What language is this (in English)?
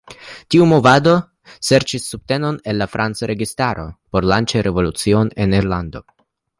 Esperanto